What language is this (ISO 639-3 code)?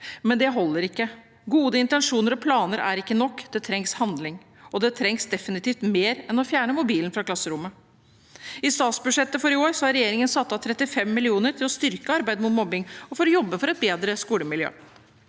nor